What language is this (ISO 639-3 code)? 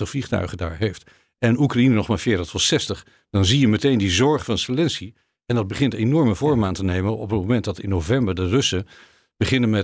nld